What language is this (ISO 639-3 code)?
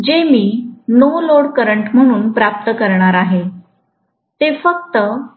mar